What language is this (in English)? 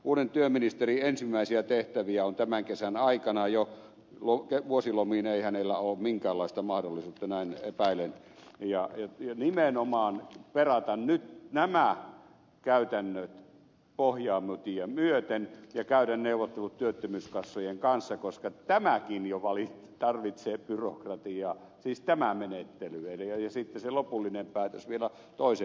Finnish